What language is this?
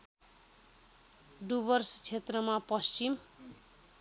Nepali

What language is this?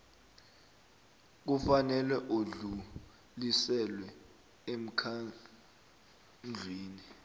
South Ndebele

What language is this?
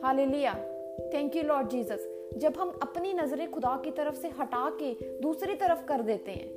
Hindi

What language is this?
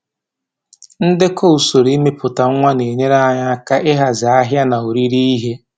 Igbo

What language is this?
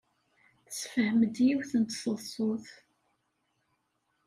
Kabyle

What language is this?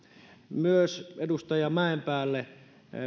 Finnish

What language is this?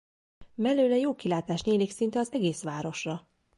Hungarian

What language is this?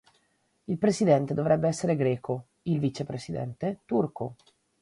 Italian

